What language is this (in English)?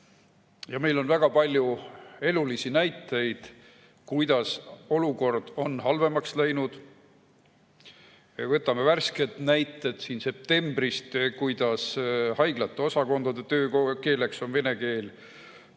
Estonian